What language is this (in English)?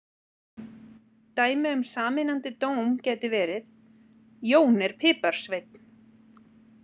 Icelandic